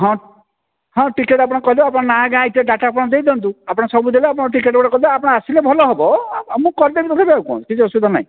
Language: Odia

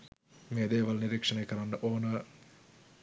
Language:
Sinhala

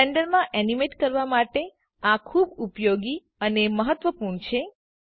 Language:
Gujarati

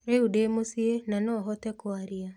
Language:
Kikuyu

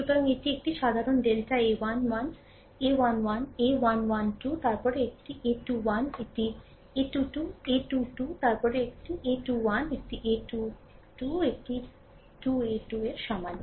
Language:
Bangla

